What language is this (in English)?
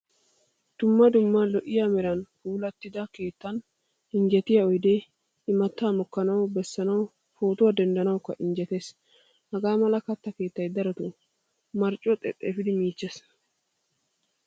Wolaytta